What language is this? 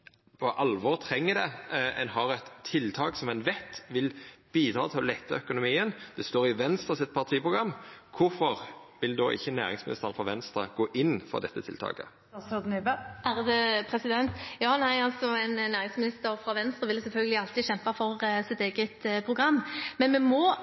Norwegian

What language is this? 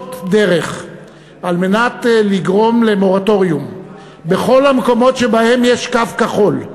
Hebrew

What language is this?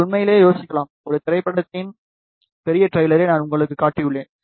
Tamil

